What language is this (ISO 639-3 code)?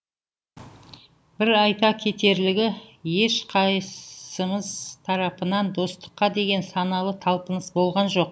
kaz